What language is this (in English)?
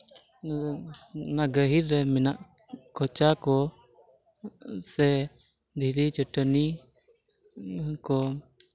Santali